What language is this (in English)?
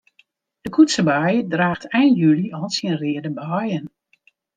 Western Frisian